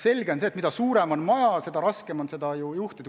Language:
Estonian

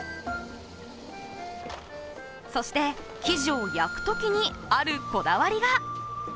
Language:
Japanese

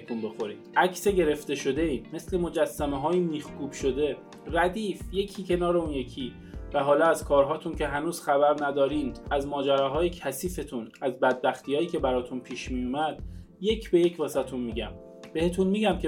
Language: Persian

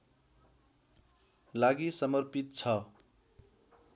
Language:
Nepali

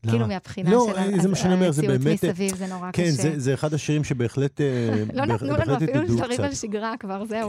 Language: Hebrew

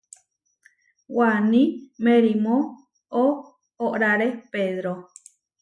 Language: Huarijio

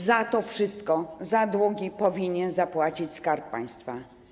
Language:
Polish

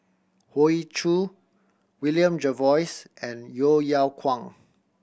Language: English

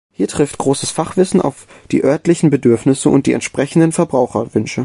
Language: German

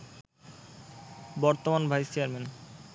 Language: Bangla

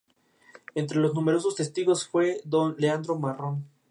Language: Spanish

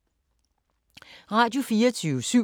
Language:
Danish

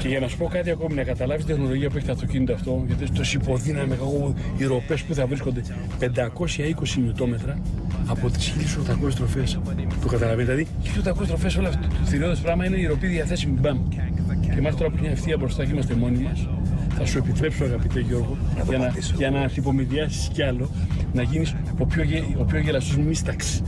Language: Greek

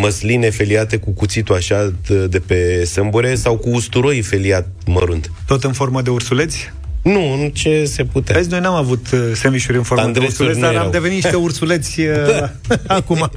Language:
Romanian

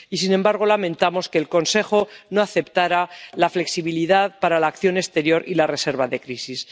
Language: Spanish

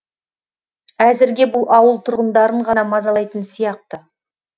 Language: Kazakh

